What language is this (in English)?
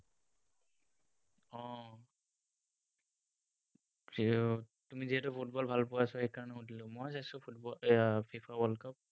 Assamese